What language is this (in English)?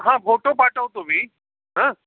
Marathi